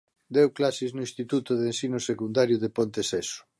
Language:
Galician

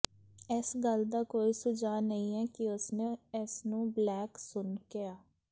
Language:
Punjabi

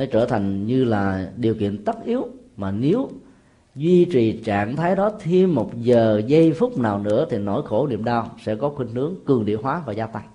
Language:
Vietnamese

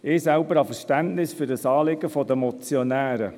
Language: Swiss German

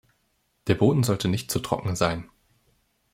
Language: German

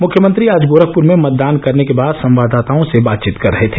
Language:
Hindi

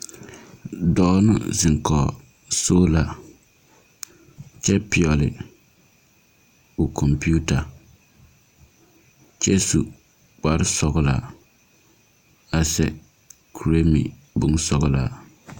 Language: Southern Dagaare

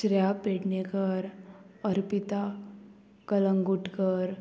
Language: Konkani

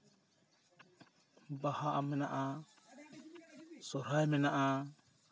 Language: Santali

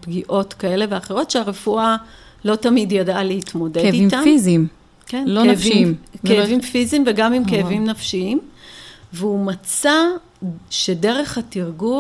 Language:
Hebrew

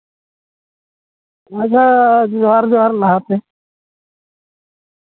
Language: Santali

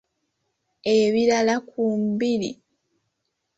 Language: Ganda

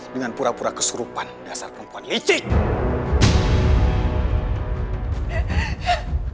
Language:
Indonesian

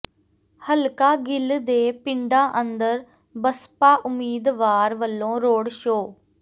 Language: Punjabi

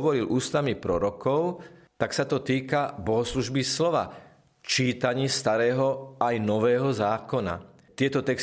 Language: Slovak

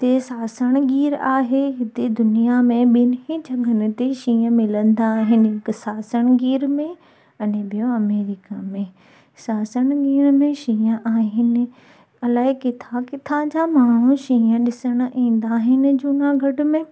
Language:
Sindhi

